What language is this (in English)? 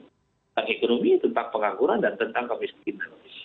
Indonesian